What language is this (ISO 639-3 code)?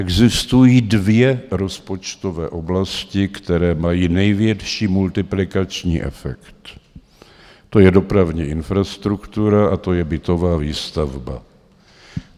ces